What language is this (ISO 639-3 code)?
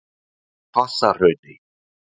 isl